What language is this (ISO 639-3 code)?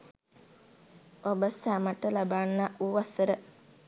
sin